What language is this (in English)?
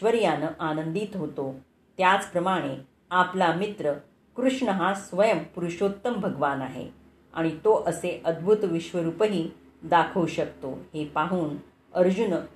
Marathi